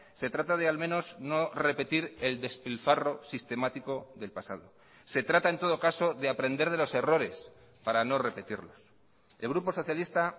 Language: Spanish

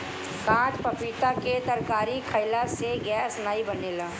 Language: Bhojpuri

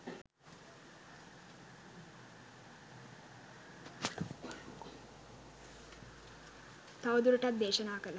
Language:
Sinhala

